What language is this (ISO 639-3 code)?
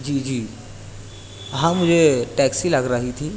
urd